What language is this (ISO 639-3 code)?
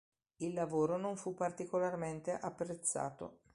ita